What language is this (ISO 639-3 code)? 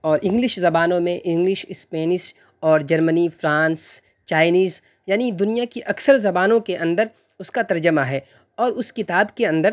urd